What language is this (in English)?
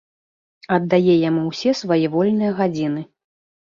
Belarusian